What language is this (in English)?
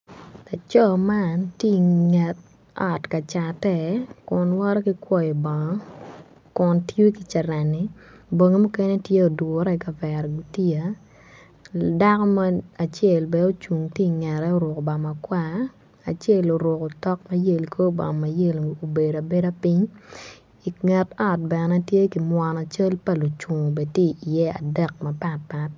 Acoli